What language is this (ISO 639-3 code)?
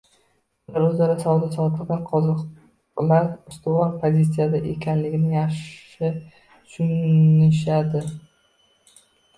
uzb